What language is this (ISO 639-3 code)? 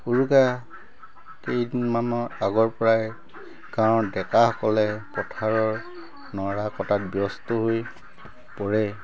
asm